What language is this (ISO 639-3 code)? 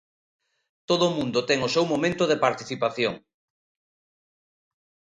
glg